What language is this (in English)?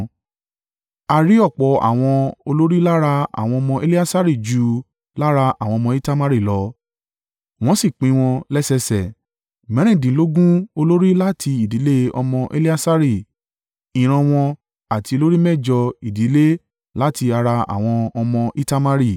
Yoruba